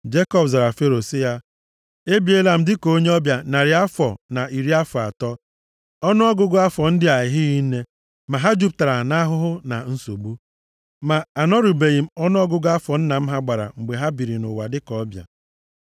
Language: Igbo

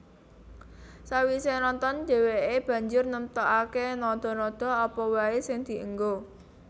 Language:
Javanese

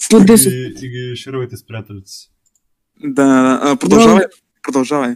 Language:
Bulgarian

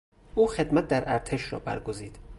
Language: Persian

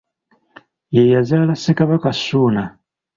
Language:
Ganda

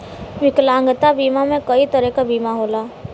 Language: Bhojpuri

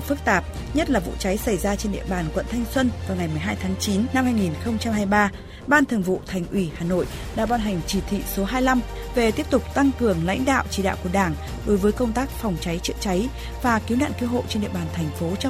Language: Vietnamese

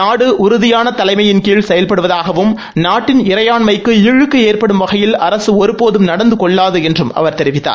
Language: Tamil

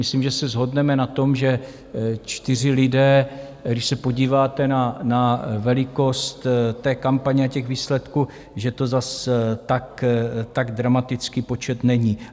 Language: Czech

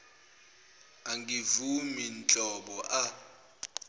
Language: Zulu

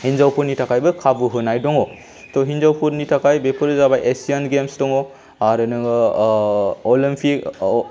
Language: Bodo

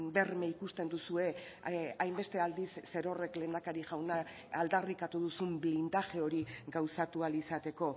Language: Basque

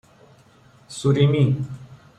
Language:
Persian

